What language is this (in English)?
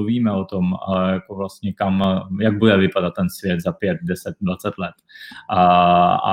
Czech